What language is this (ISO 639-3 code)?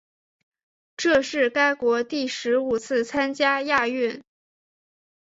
zho